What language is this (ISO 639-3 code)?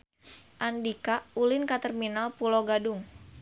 sun